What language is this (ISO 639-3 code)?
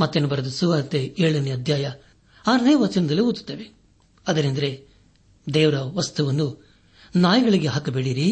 kan